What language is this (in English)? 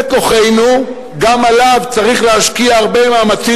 Hebrew